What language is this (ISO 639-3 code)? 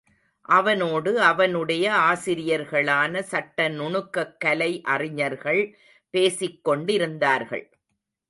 tam